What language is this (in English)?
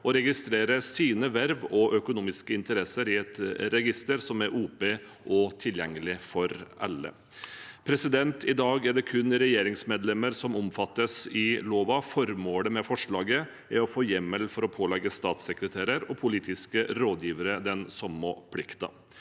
Norwegian